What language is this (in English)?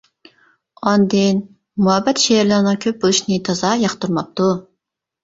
Uyghur